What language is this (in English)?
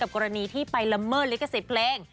Thai